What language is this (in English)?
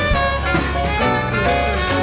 Thai